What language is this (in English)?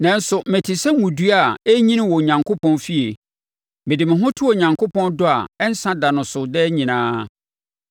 Akan